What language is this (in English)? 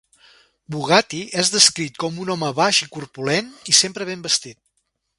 Catalan